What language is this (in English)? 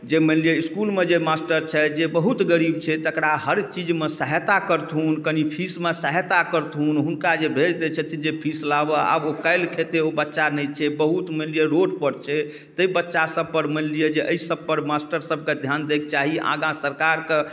Maithili